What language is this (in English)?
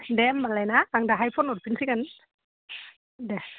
Bodo